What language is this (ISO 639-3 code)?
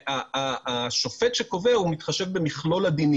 heb